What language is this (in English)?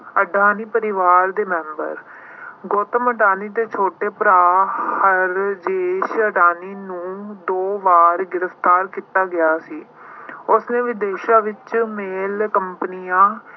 Punjabi